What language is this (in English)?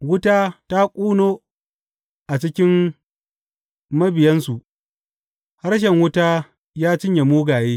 Hausa